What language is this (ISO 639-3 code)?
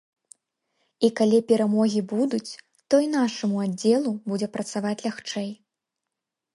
bel